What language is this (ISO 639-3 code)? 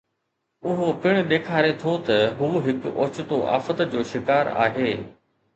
snd